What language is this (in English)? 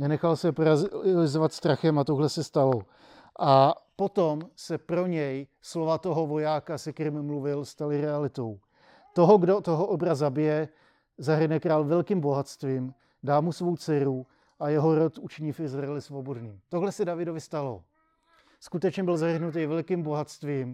Czech